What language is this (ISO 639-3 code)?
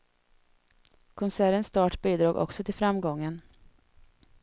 swe